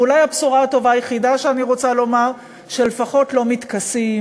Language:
Hebrew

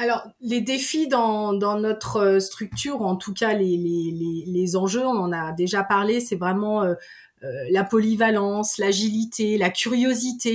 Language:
French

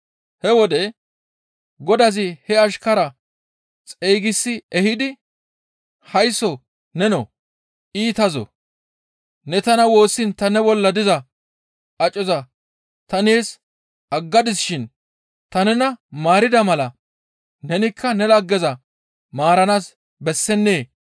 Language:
Gamo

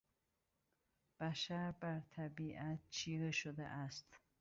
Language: Persian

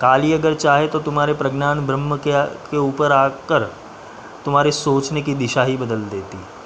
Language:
Hindi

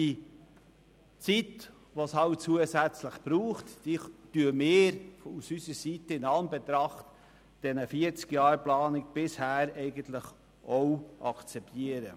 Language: Swiss German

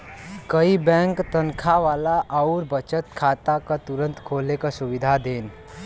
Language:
Bhojpuri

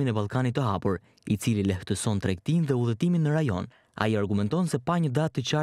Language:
Romanian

